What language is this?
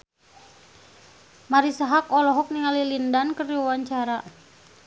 Sundanese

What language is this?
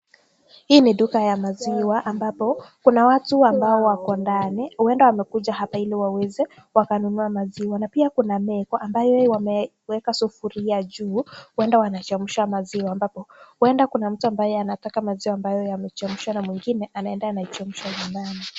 Swahili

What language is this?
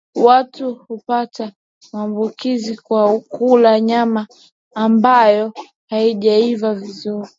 Swahili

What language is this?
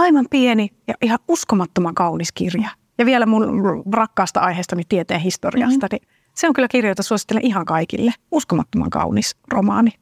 Finnish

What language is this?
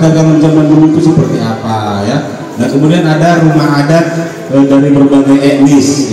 Indonesian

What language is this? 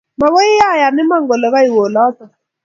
Kalenjin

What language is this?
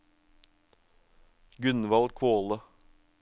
Norwegian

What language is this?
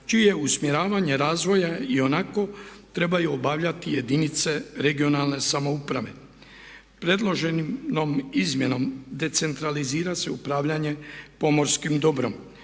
Croatian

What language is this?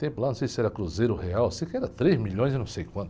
Portuguese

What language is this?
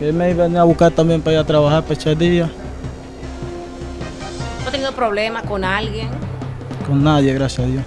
Spanish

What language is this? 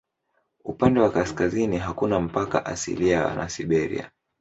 Swahili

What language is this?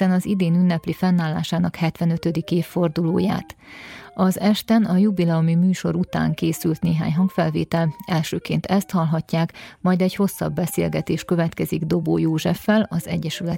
Hungarian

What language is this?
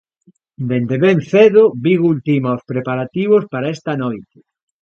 Galician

